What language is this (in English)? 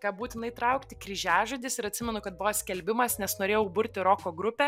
Lithuanian